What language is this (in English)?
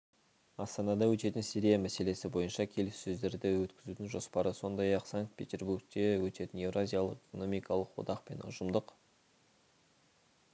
Kazakh